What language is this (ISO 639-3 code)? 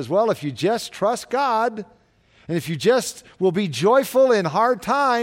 eng